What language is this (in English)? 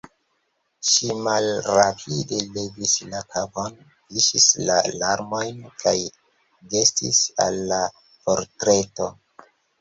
Esperanto